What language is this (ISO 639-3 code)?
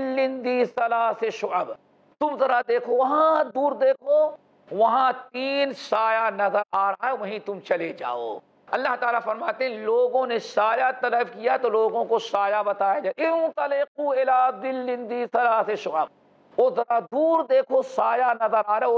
ara